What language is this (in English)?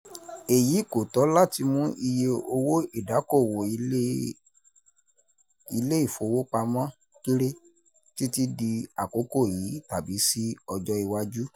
Yoruba